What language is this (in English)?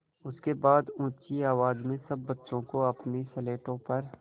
Hindi